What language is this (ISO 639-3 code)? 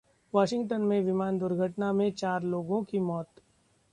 hin